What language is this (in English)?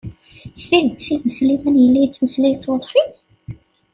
Kabyle